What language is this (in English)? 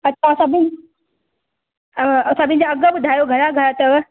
Sindhi